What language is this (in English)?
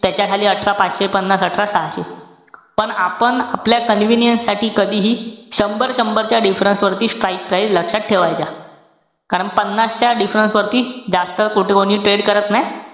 Marathi